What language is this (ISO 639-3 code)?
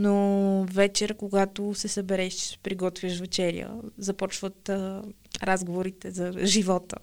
bul